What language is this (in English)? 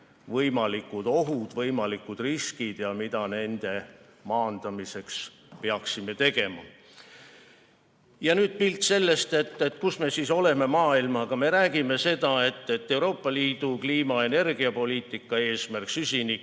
Estonian